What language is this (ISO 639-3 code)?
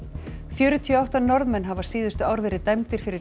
isl